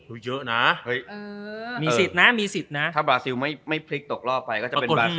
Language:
Thai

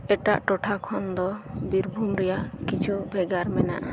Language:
Santali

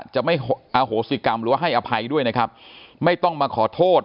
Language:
Thai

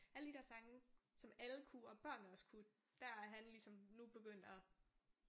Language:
Danish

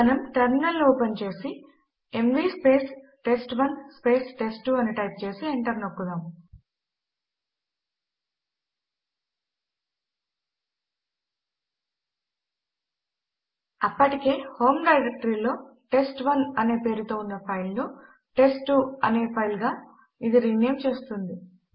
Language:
Telugu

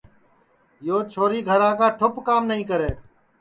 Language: Sansi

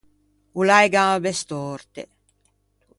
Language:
Ligurian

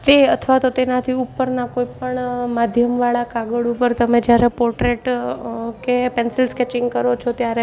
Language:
Gujarati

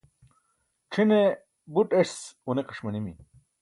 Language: Burushaski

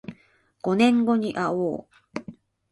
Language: Japanese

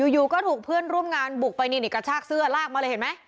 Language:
Thai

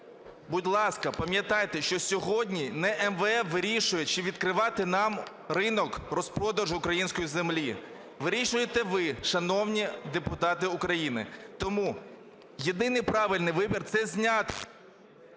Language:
Ukrainian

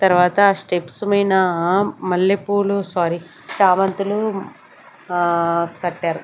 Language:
Telugu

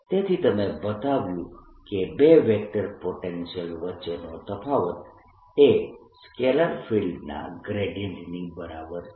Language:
Gujarati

